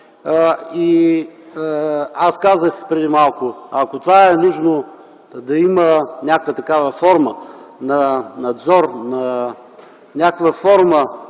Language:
Bulgarian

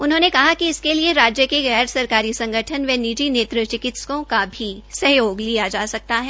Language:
Hindi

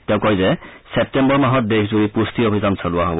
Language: Assamese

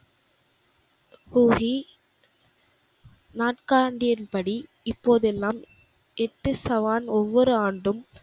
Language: Tamil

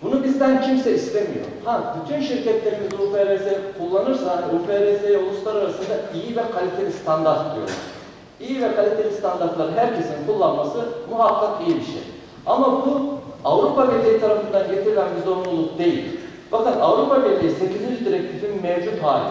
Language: Turkish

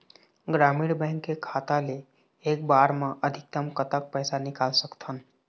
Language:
Chhattisgarhi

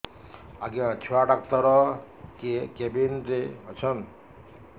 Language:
Odia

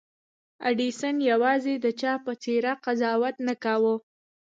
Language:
Pashto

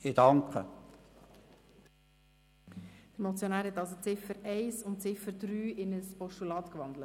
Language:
Swiss German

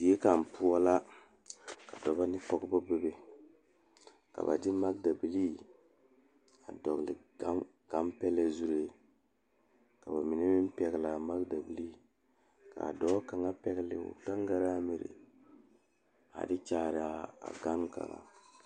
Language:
Southern Dagaare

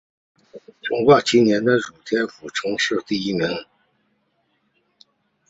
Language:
Chinese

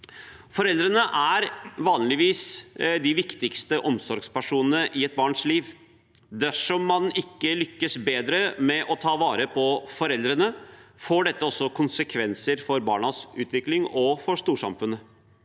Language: Norwegian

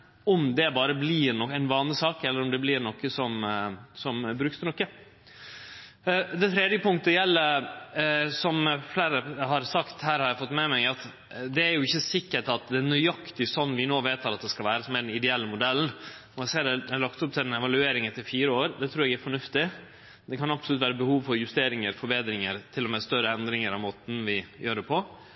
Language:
Norwegian Nynorsk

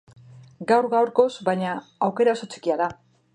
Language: Basque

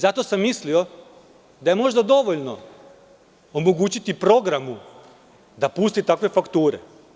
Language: Serbian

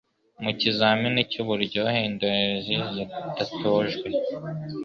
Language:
Kinyarwanda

